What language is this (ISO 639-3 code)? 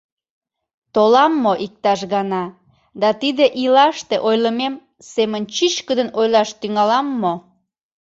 chm